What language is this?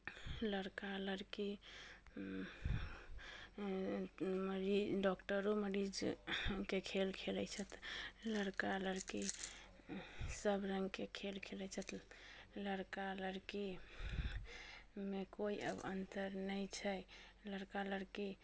Maithili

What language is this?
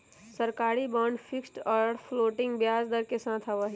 Magahi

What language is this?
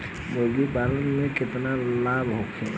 Bhojpuri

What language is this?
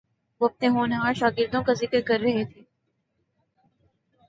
Urdu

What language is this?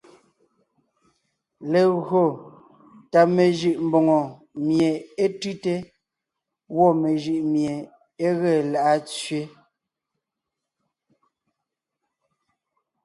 Ngiemboon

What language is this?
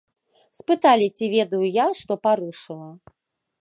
Belarusian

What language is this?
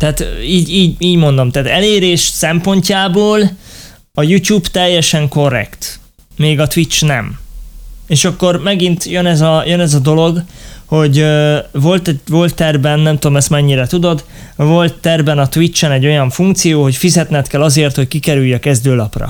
Hungarian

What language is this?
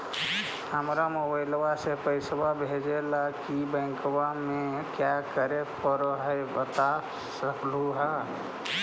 Magahi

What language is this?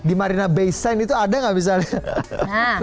Indonesian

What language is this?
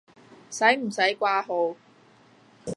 Cantonese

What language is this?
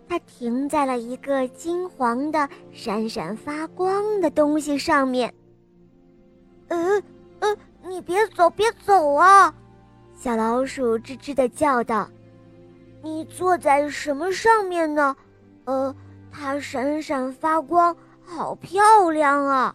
Chinese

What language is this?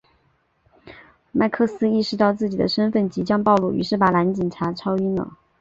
Chinese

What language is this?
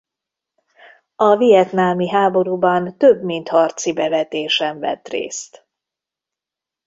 Hungarian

